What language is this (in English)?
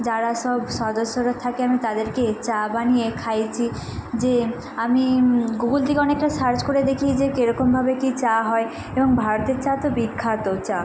Bangla